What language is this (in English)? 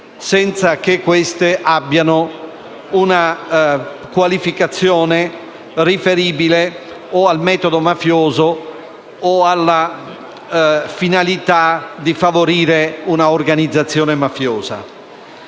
Italian